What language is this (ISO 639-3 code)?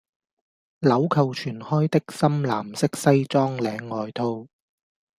yue